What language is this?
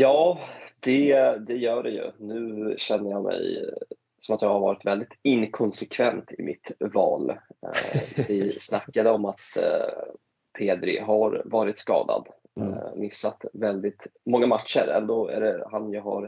Swedish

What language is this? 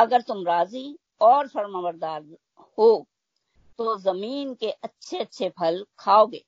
Hindi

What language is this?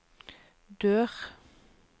Norwegian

